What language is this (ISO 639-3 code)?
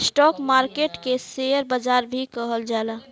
bho